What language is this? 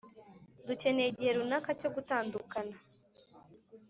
Kinyarwanda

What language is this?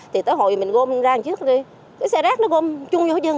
Vietnamese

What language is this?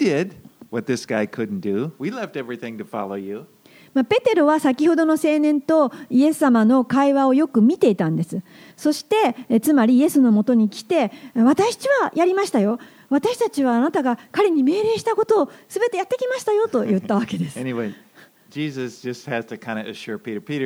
Japanese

